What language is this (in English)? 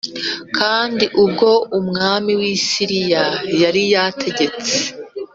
Kinyarwanda